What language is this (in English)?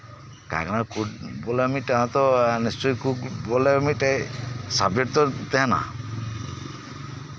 Santali